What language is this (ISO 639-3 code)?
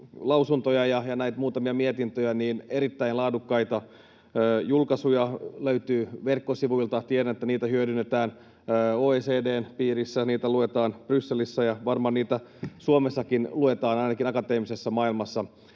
fin